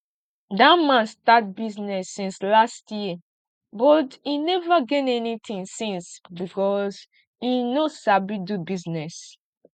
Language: Nigerian Pidgin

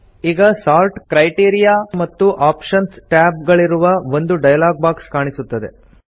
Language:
Kannada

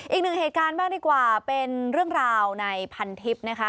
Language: Thai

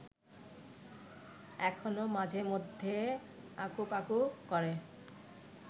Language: Bangla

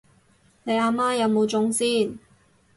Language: Cantonese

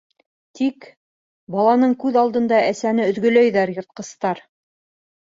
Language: Bashkir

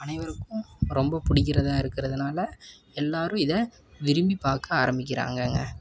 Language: Tamil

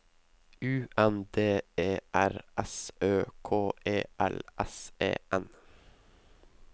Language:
Norwegian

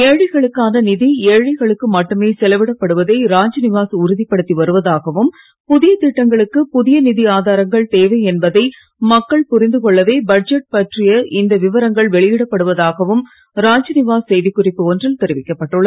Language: Tamil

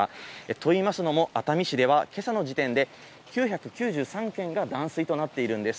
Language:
Japanese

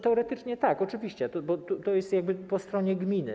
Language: Polish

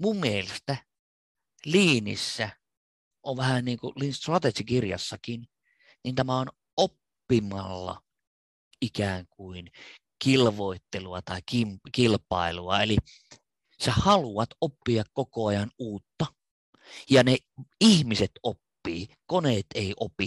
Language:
Finnish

